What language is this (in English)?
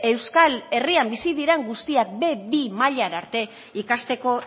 Basque